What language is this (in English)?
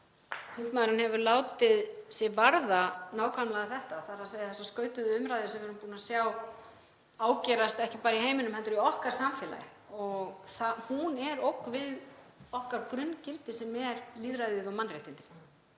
Icelandic